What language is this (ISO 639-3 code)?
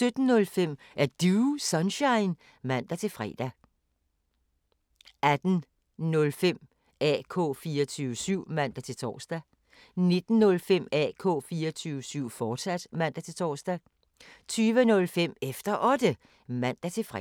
dan